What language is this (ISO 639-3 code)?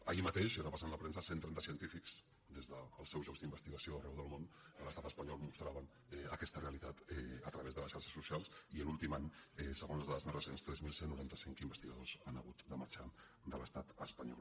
cat